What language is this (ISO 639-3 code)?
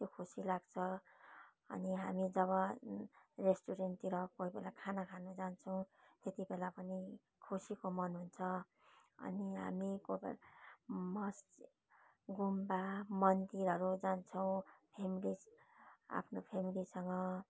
nep